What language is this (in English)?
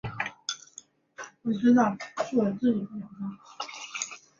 Chinese